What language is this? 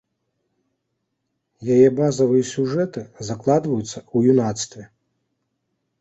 Belarusian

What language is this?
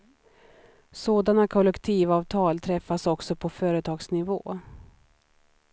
Swedish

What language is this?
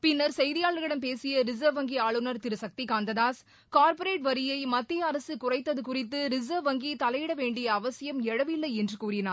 Tamil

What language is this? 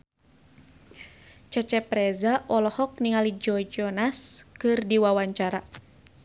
Sundanese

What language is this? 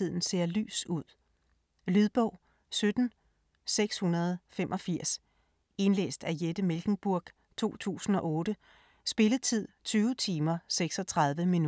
Danish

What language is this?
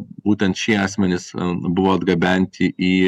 Lithuanian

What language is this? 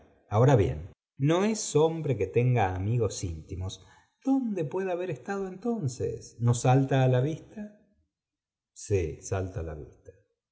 Spanish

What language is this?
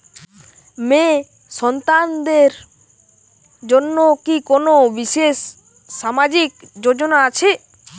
Bangla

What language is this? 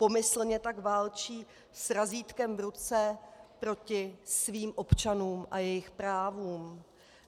Czech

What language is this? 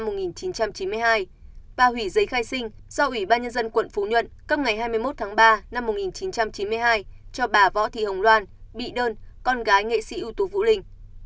Vietnamese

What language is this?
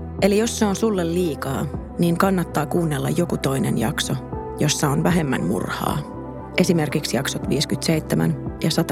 Finnish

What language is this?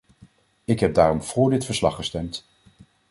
Dutch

